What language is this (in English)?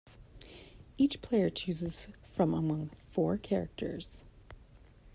English